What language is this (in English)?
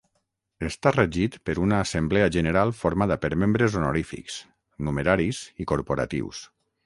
Catalan